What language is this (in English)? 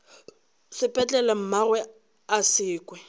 Northern Sotho